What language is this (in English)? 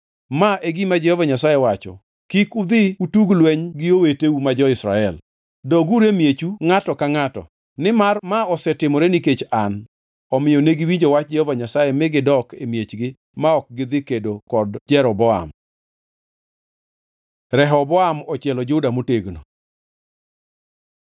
Luo (Kenya and Tanzania)